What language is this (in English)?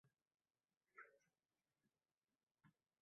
Uzbek